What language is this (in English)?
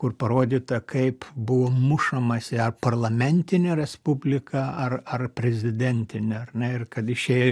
Lithuanian